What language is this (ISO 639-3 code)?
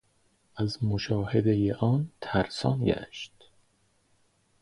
fas